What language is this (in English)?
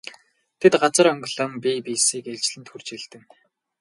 Mongolian